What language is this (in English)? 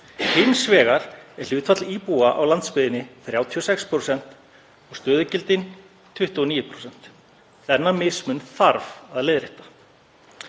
Icelandic